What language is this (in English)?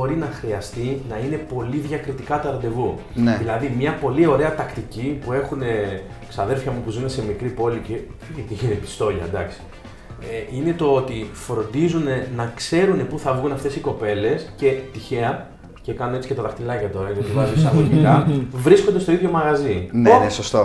Greek